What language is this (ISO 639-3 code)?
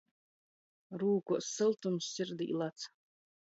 ltg